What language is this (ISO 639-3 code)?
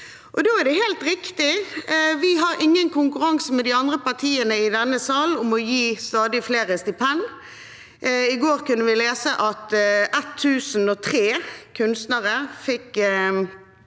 nor